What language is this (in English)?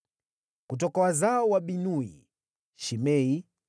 Swahili